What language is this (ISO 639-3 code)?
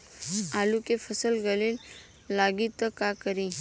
bho